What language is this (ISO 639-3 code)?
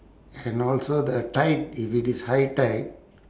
eng